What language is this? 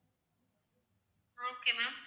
Tamil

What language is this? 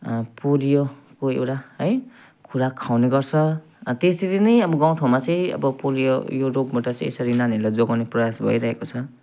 Nepali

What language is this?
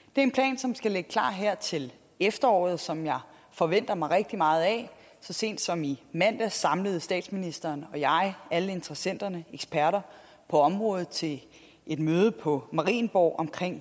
Danish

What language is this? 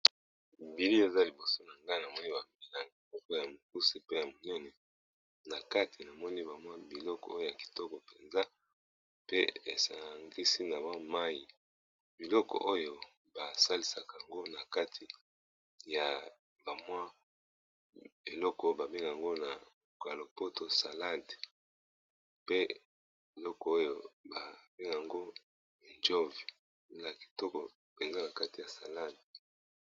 Lingala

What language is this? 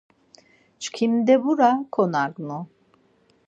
Laz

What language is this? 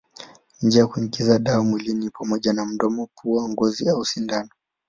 Swahili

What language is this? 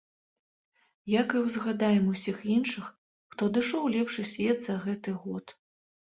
Belarusian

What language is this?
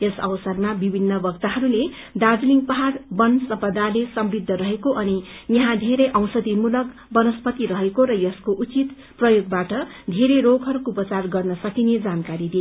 Nepali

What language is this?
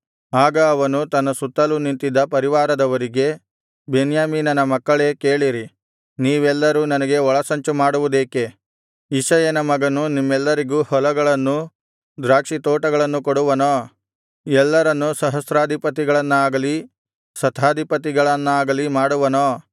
Kannada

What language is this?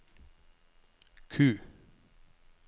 Norwegian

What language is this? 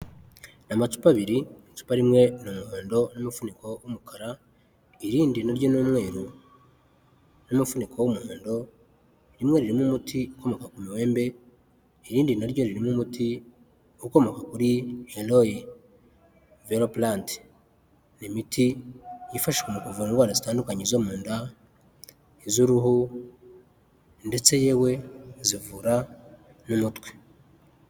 Kinyarwanda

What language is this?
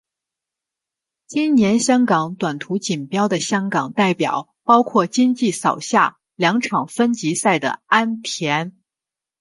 Chinese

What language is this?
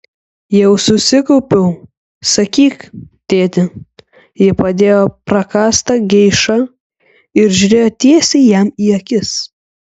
Lithuanian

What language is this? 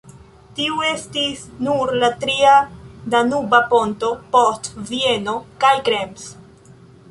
Esperanto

